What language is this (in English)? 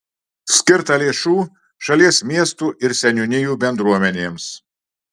Lithuanian